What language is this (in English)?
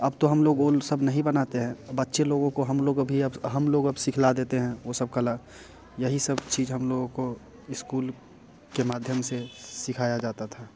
Hindi